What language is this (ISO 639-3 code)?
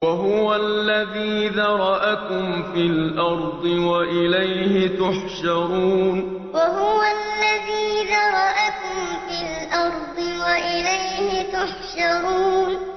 ara